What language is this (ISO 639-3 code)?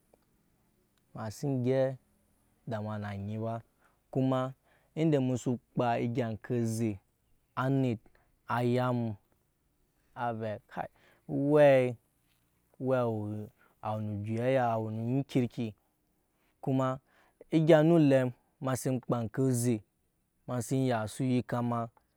yes